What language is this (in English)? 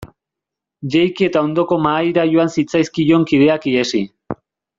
Basque